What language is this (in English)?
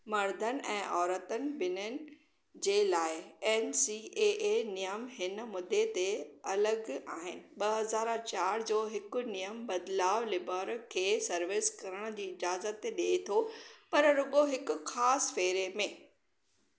Sindhi